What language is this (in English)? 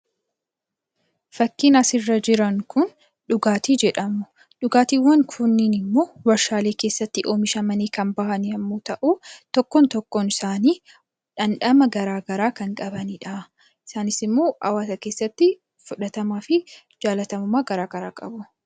Oromo